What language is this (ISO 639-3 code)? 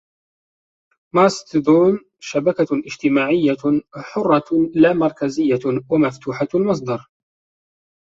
ara